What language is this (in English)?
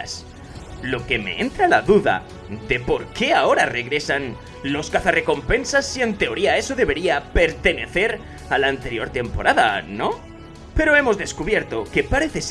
Spanish